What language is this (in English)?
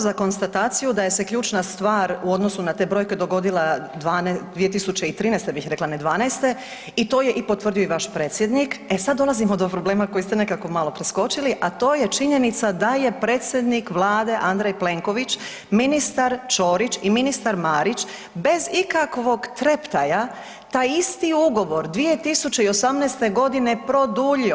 Croatian